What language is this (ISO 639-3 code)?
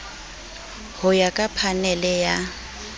sot